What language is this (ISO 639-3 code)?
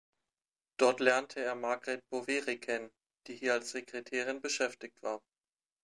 deu